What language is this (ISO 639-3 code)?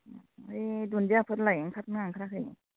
brx